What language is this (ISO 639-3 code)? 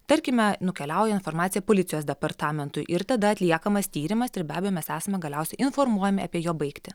lit